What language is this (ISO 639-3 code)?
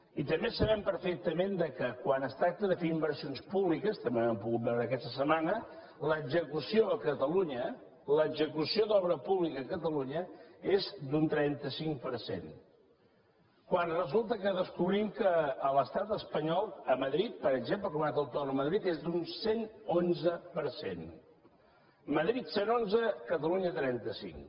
cat